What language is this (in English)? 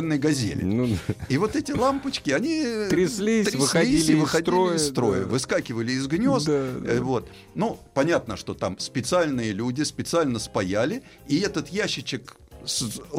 Russian